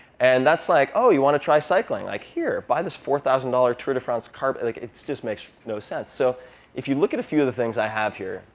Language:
English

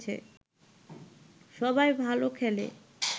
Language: Bangla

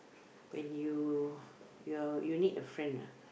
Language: English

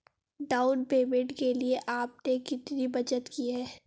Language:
Hindi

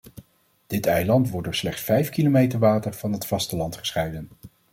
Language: Dutch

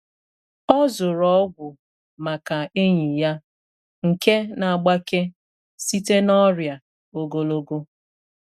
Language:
Igbo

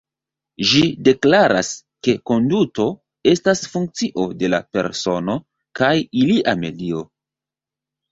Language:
Esperanto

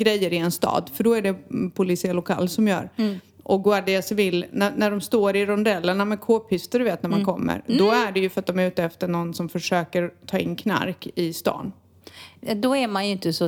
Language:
Swedish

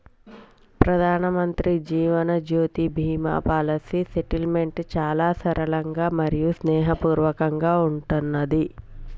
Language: Telugu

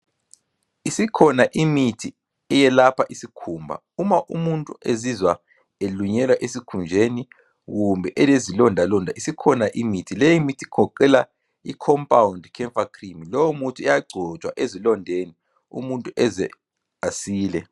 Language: North Ndebele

